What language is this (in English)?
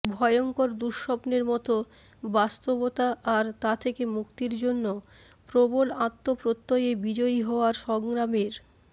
Bangla